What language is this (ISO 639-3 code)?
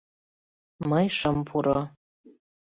chm